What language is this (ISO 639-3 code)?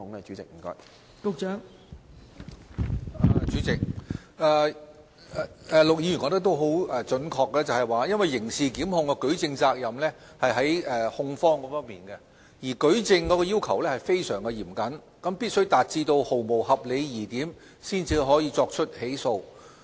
yue